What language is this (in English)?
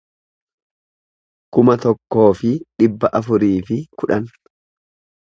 Oromo